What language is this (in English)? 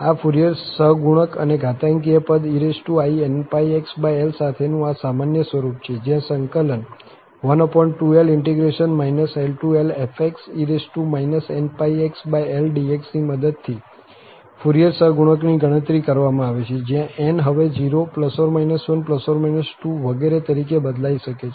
Gujarati